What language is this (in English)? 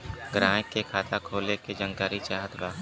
Bhojpuri